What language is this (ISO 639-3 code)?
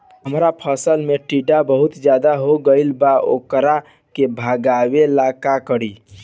bho